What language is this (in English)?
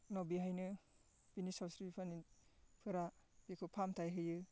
Bodo